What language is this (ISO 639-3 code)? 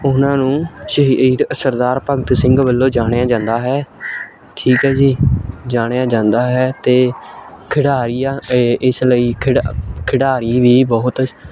pan